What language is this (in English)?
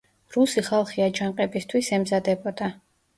Georgian